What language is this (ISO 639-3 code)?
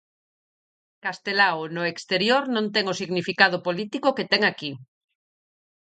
glg